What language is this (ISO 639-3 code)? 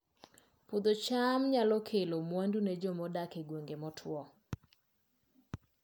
luo